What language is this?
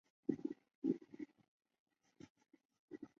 Chinese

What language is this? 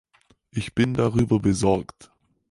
German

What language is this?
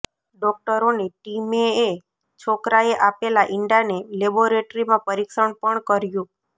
Gujarati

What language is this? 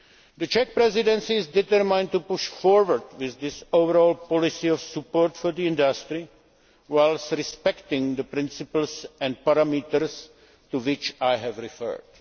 English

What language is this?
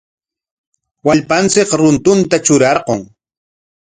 Corongo Ancash Quechua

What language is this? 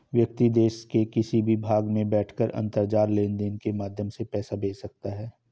Hindi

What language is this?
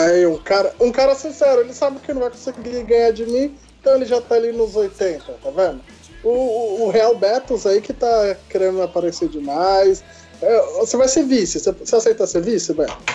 Portuguese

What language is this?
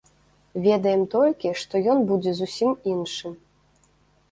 Belarusian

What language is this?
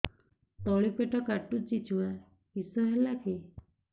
Odia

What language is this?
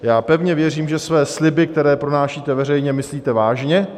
Czech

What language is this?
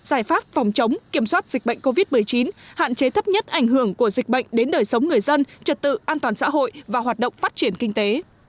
Vietnamese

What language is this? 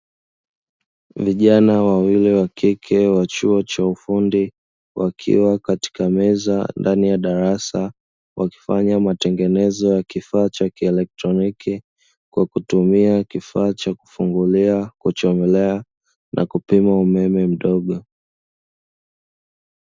Swahili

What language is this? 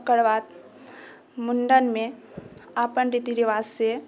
Maithili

